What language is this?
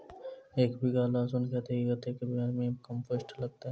Maithili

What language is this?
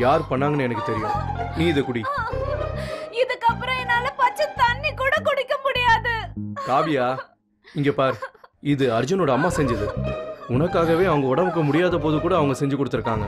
Hindi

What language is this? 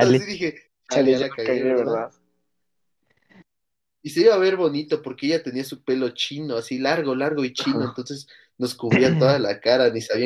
Spanish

